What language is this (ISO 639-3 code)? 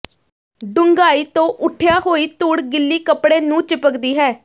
pan